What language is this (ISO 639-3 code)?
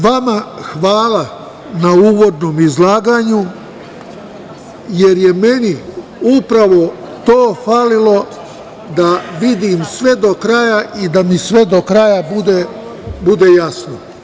srp